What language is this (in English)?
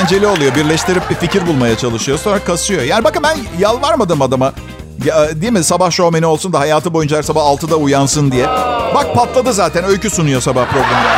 Turkish